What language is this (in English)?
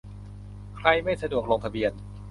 Thai